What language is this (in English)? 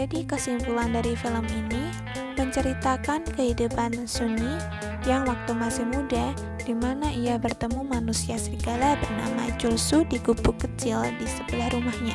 Indonesian